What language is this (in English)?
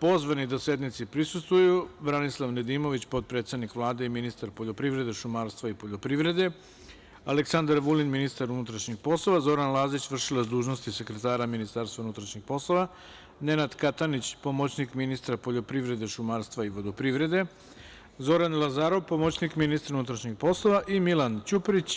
Serbian